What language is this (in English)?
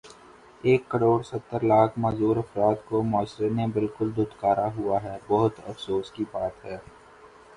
Urdu